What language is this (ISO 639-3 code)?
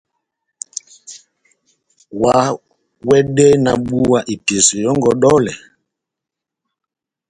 bnm